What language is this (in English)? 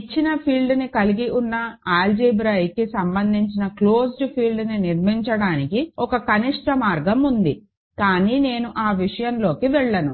Telugu